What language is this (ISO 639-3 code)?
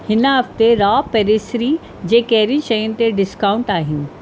snd